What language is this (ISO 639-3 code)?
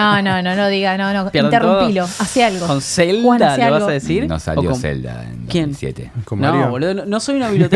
spa